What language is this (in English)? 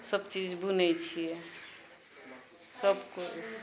Maithili